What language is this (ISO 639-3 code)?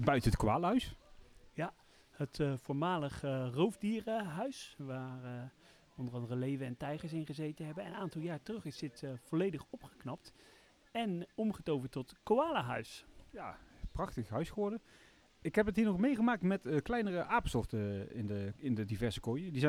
nld